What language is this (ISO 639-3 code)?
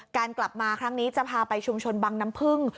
tha